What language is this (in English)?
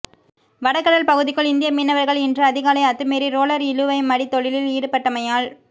Tamil